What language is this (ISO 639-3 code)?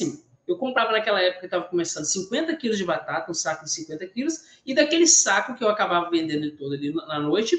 por